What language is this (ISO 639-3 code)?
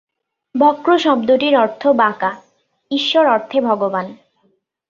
ben